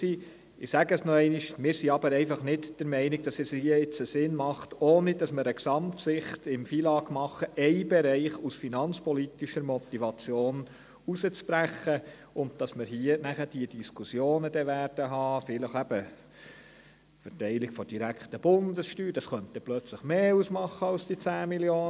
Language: Swiss German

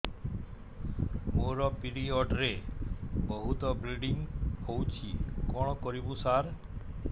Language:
Odia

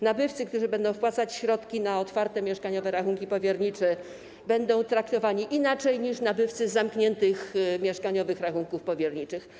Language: Polish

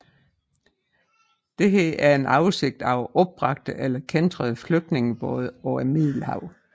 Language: Danish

